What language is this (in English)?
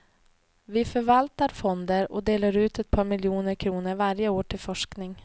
Swedish